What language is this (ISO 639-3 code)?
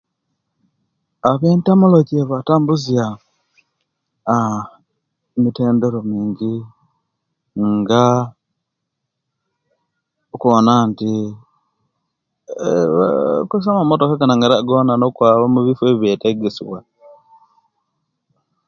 lke